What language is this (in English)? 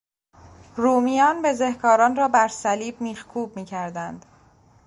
Persian